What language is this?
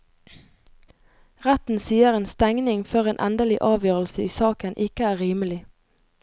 Norwegian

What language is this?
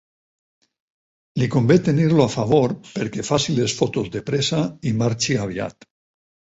Catalan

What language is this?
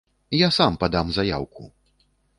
Belarusian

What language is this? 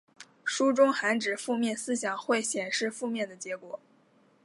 Chinese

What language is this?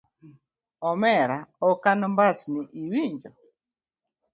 Luo (Kenya and Tanzania)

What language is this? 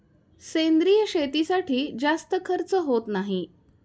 Marathi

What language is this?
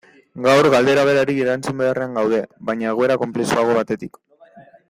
Basque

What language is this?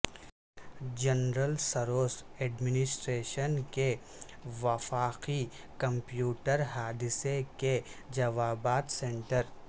Urdu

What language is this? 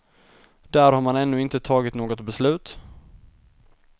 Swedish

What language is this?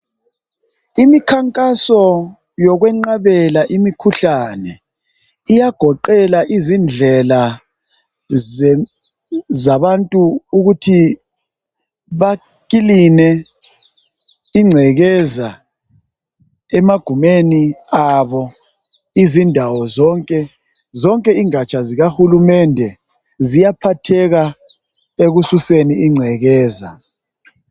North Ndebele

